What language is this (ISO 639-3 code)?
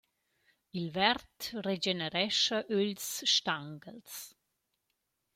roh